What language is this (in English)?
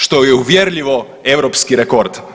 Croatian